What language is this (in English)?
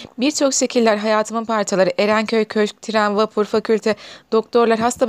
Turkish